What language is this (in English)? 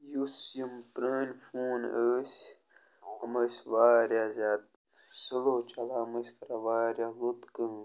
Kashmiri